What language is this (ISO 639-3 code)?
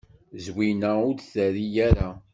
kab